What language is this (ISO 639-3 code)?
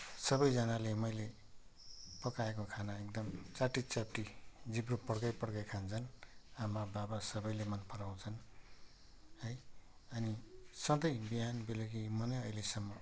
nep